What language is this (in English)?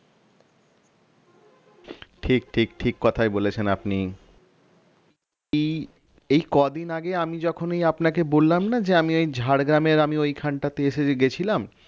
Bangla